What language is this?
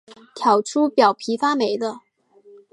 Chinese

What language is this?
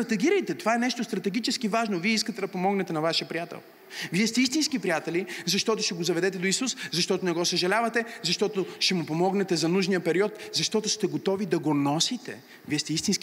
Bulgarian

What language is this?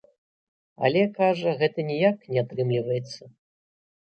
Belarusian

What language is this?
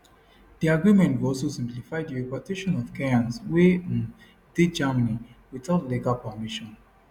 Nigerian Pidgin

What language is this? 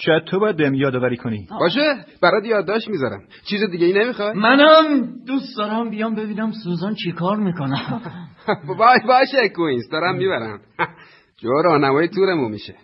Persian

